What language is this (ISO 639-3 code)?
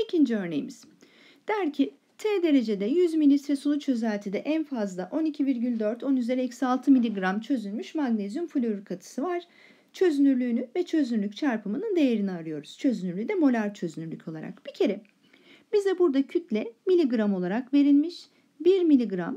tur